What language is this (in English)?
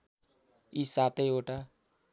Nepali